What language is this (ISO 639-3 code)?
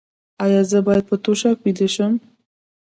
pus